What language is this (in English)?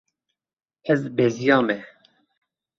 Kurdish